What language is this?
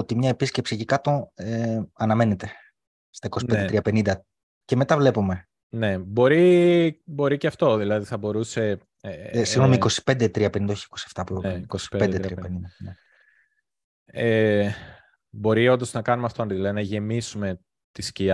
Greek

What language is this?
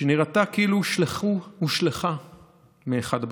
Hebrew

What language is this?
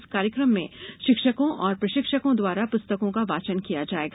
Hindi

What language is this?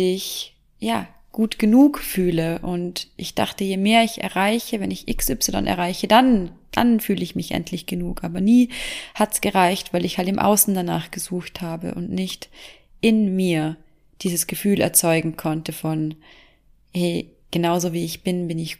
German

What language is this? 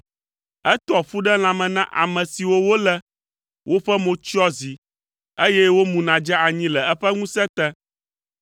Ewe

